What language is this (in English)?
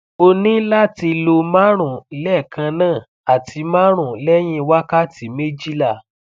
Yoruba